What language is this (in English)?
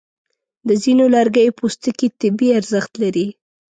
Pashto